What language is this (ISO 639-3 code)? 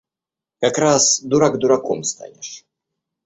rus